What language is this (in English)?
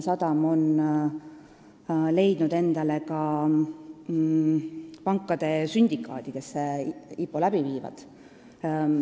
Estonian